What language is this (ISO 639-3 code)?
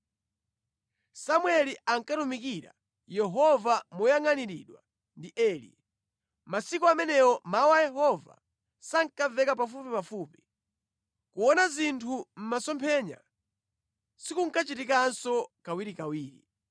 nya